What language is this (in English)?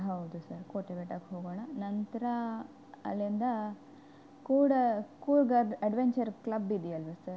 Kannada